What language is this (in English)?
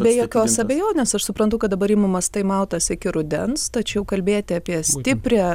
Lithuanian